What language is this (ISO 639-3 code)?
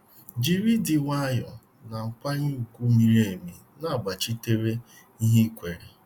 ibo